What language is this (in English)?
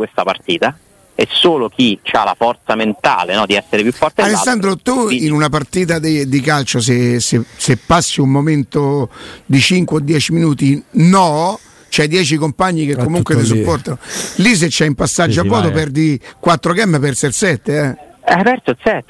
Italian